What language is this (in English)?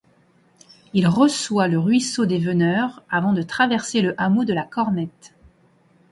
French